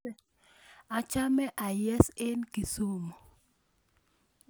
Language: Kalenjin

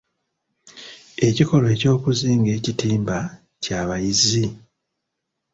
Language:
Ganda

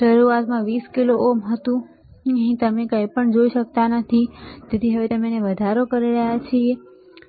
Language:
Gujarati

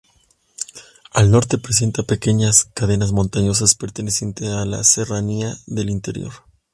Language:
Spanish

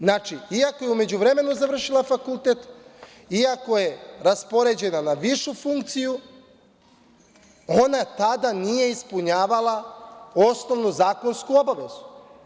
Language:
Serbian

